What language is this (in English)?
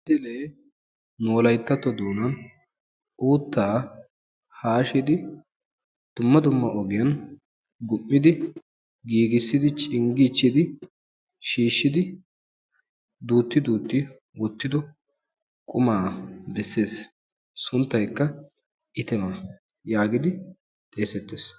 Wolaytta